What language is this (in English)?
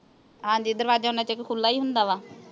Punjabi